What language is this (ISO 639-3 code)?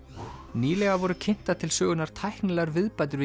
isl